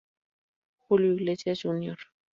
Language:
Spanish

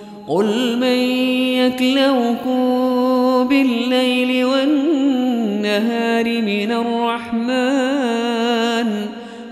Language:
Arabic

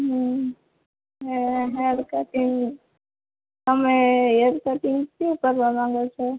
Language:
Gujarati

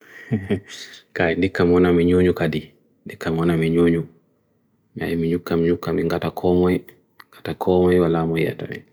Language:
Bagirmi Fulfulde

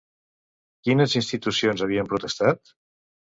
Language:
Catalan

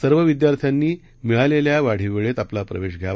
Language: Marathi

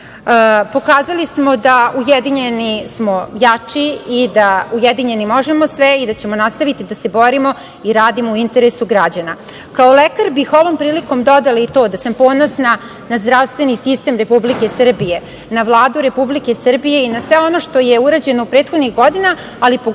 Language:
Serbian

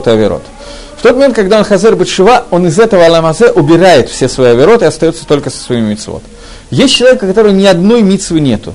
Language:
Russian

